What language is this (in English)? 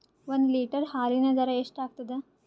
Kannada